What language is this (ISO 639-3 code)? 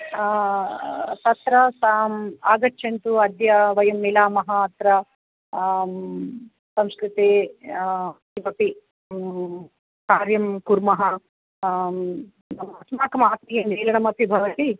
san